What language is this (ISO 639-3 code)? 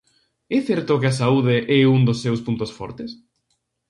glg